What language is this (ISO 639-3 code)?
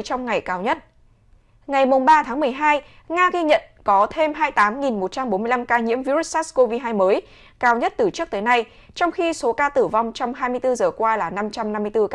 vie